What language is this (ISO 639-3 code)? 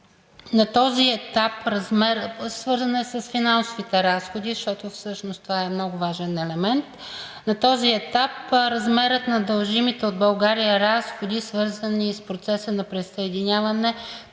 bul